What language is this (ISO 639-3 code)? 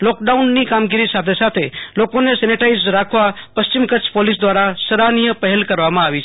guj